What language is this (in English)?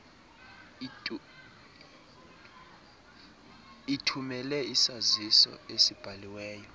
Xhosa